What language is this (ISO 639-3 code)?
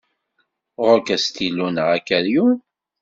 kab